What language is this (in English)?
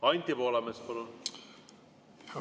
Estonian